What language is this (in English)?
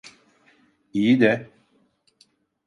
Turkish